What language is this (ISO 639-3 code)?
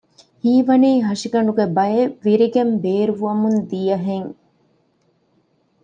div